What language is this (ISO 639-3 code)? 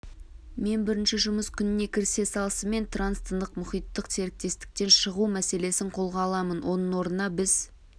kaz